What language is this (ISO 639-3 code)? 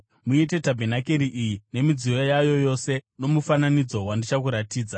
sna